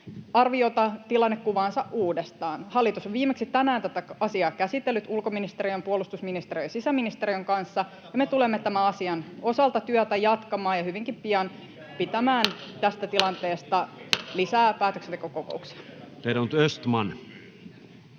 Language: Finnish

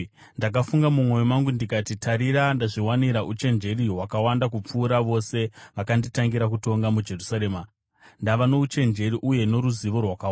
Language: Shona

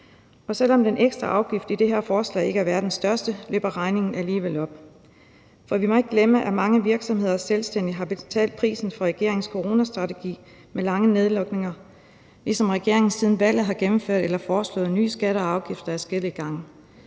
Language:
Danish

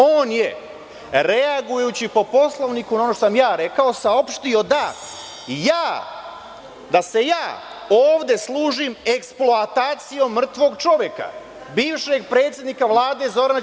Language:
Serbian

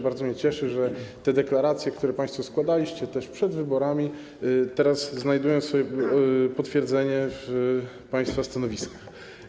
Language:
Polish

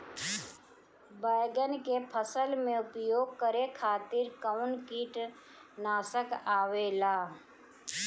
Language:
Bhojpuri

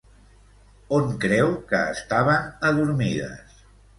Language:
Catalan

